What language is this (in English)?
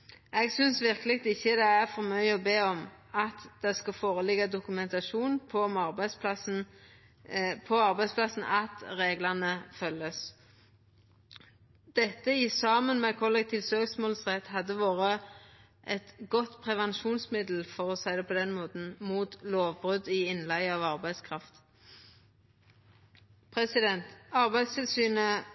Norwegian Nynorsk